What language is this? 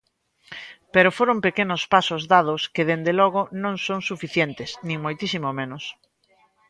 Galician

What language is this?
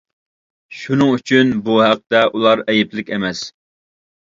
Uyghur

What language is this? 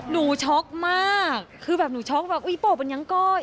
Thai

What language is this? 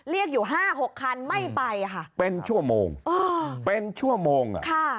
Thai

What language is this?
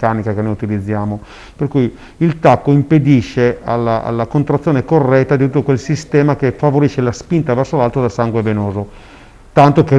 Italian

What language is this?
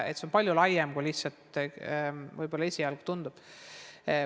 Estonian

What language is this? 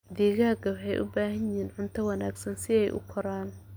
Somali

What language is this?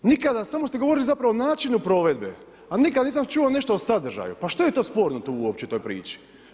Croatian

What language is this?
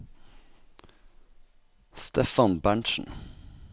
Norwegian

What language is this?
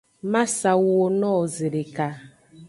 Aja (Benin)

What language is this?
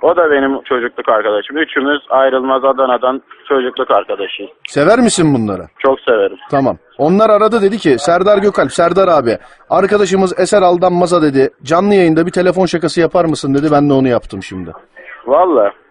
Turkish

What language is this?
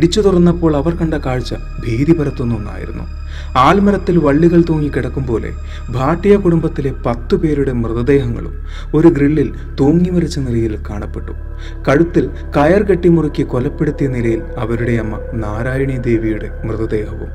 Malayalam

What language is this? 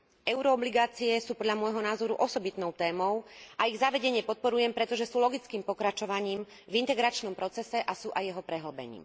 Slovak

